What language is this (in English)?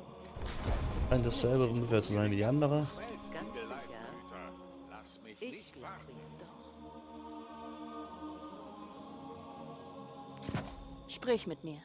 German